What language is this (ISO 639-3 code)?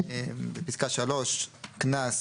heb